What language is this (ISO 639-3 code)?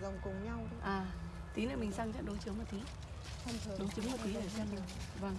vie